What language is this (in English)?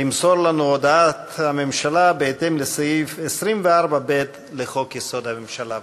Hebrew